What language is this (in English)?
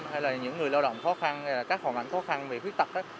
Vietnamese